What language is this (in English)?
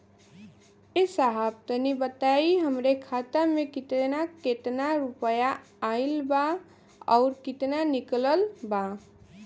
Bhojpuri